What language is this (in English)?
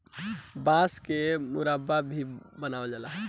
Bhojpuri